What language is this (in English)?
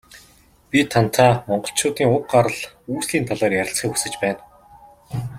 Mongolian